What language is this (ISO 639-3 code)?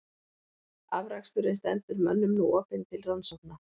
isl